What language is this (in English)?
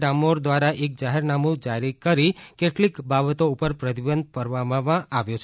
Gujarati